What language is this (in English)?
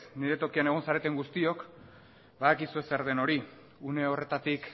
Basque